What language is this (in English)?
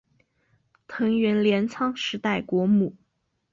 Chinese